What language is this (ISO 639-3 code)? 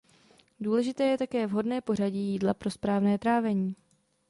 ces